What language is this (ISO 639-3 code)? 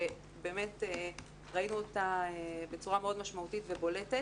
heb